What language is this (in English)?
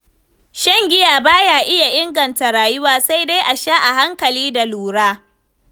Hausa